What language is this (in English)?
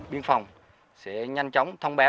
Vietnamese